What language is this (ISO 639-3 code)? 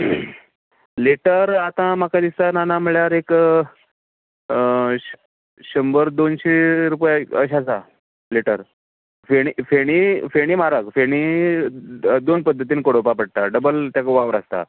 kok